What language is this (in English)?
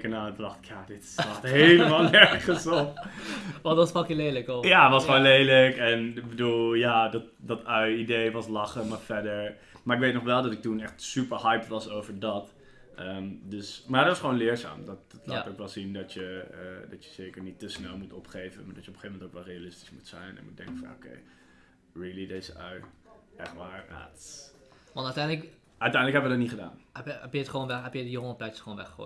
Dutch